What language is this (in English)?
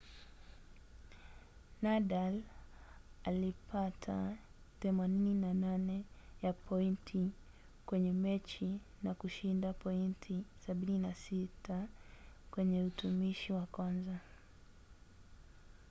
Swahili